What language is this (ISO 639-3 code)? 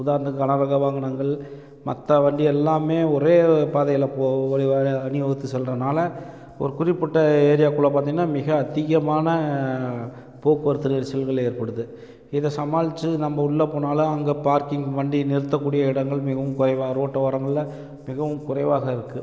tam